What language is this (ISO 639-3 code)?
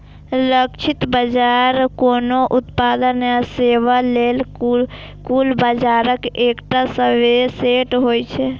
mai